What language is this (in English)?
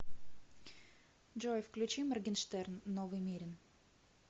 Russian